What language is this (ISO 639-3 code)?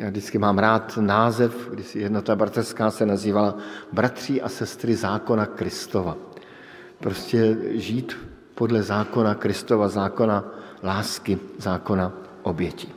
ces